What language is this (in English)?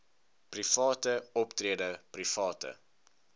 Afrikaans